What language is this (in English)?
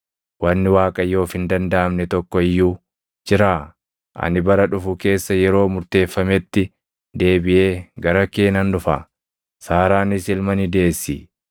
Oromo